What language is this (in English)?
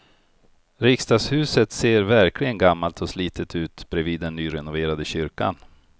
Swedish